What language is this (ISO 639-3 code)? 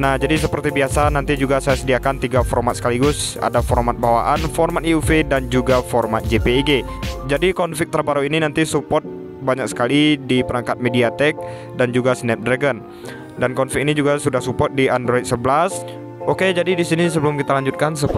ind